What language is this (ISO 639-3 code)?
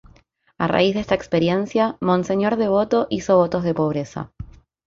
spa